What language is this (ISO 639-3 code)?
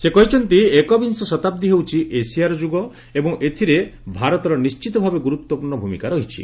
ori